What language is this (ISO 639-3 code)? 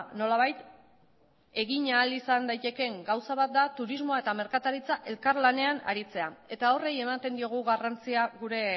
eus